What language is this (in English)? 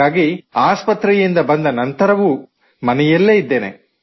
Kannada